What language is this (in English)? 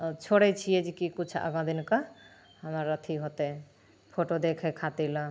Maithili